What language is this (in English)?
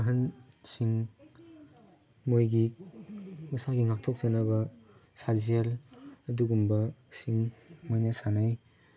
Manipuri